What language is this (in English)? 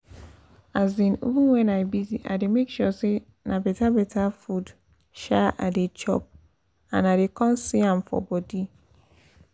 Nigerian Pidgin